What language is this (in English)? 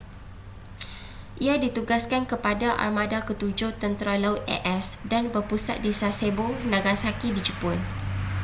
Malay